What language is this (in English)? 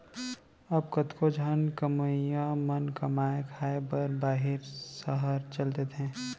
Chhattisgarhi